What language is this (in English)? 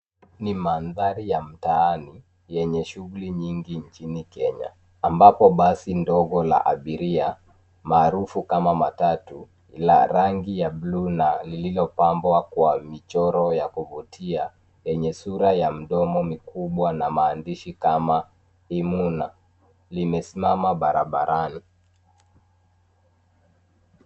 Swahili